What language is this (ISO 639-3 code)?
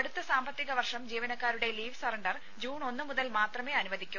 mal